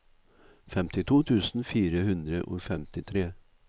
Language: Norwegian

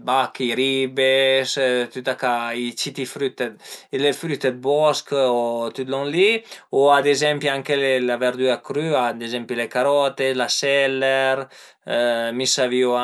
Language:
Piedmontese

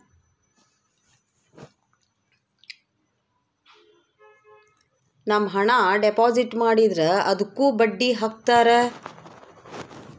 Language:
Kannada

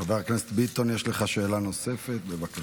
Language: Hebrew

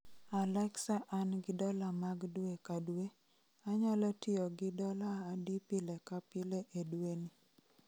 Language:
Luo (Kenya and Tanzania)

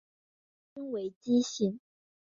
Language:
Chinese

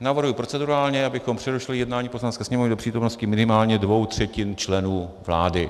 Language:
Czech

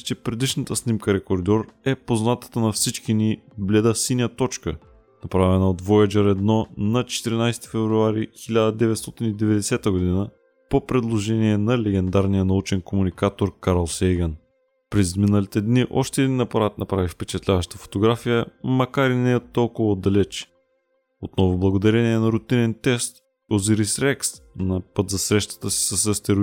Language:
Bulgarian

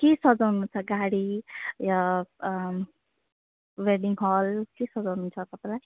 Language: Nepali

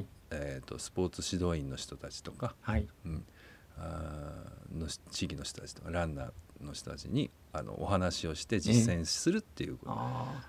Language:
Japanese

